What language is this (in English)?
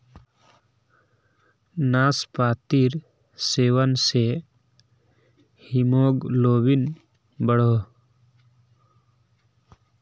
Magahi